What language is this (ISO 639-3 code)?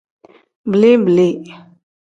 kdh